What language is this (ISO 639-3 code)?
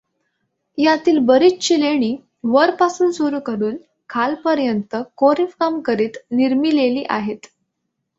mar